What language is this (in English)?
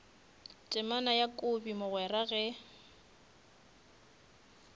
Northern Sotho